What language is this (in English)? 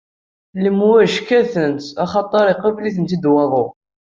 Kabyle